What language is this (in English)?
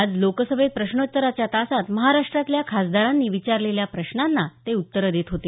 Marathi